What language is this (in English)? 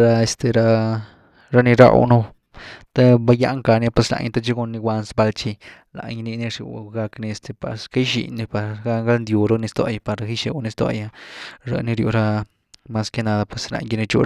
Güilá Zapotec